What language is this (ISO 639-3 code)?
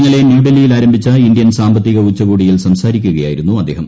mal